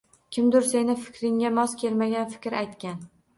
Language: Uzbek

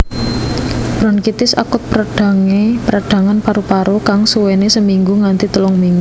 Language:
Javanese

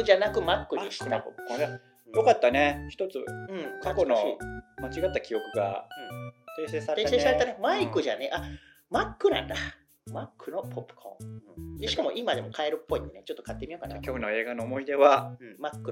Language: Japanese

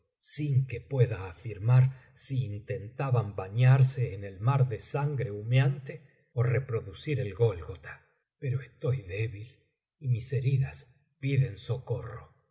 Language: Spanish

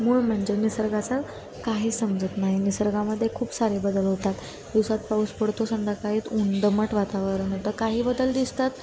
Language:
Marathi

